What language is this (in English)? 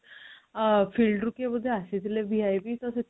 Odia